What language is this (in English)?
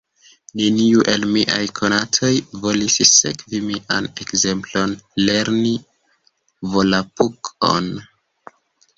Esperanto